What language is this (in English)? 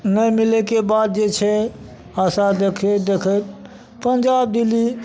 Maithili